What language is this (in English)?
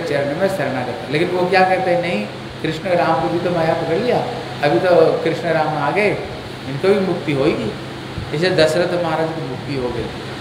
Hindi